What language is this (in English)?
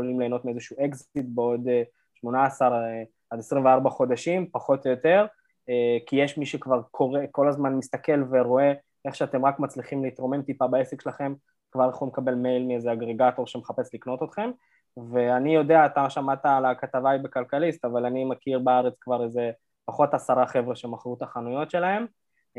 Hebrew